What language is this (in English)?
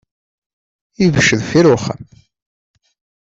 Kabyle